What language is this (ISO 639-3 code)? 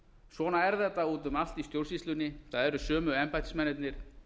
isl